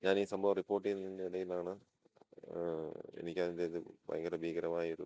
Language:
Malayalam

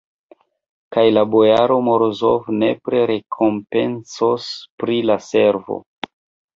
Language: Esperanto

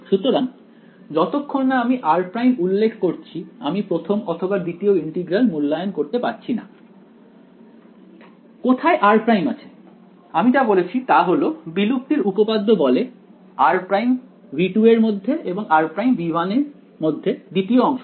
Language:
Bangla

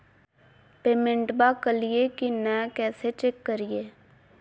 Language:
Magahi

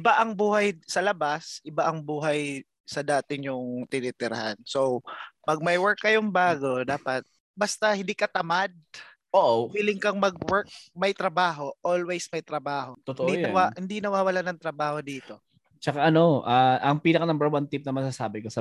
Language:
Filipino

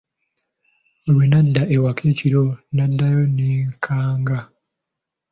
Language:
Ganda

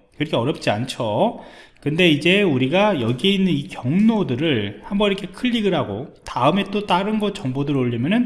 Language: Korean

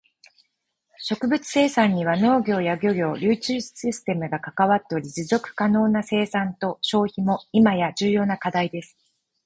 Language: Japanese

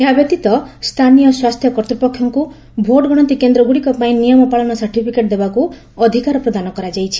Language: Odia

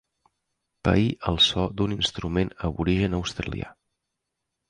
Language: Catalan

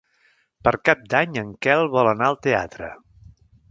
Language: Catalan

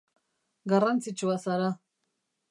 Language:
Basque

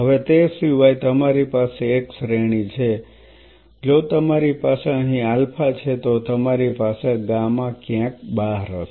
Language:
Gujarati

